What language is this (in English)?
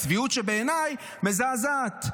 Hebrew